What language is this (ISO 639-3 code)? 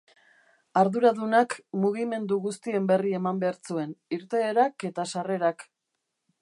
eus